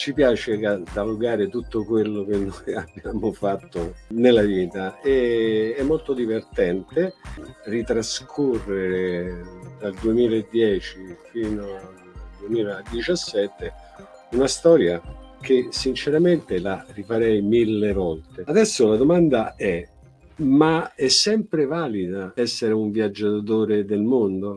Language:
Italian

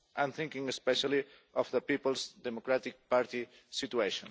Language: English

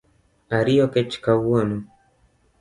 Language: Luo (Kenya and Tanzania)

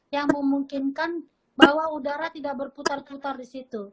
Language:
Indonesian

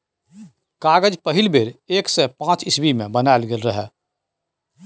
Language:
Maithili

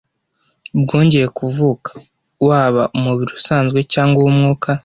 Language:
Kinyarwanda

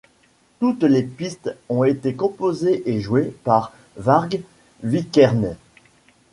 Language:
French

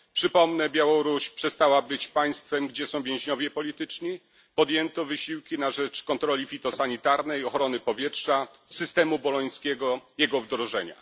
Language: Polish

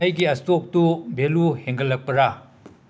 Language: Manipuri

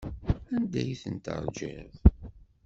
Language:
Kabyle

